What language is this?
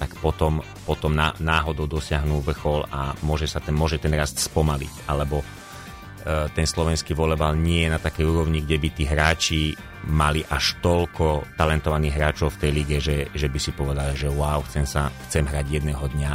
Slovak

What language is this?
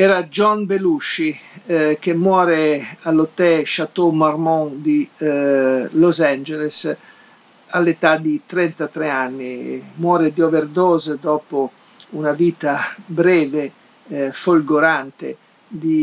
Italian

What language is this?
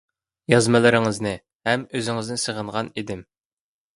Uyghur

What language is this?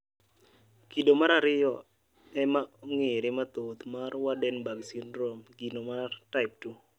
Luo (Kenya and Tanzania)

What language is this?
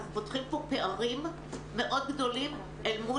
Hebrew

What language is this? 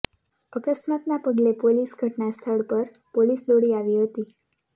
Gujarati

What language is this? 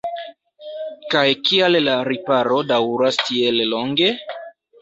Esperanto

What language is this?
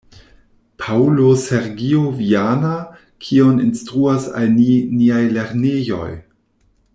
Esperanto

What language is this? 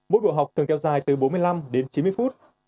Vietnamese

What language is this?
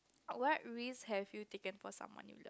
English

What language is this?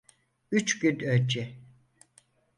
Turkish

